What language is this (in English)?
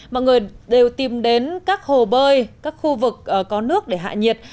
Vietnamese